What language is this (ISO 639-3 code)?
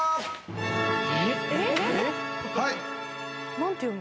jpn